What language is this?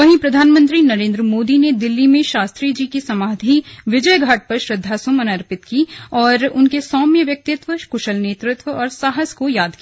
Hindi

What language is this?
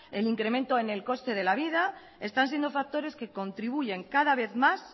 Spanish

